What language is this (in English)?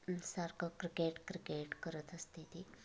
Marathi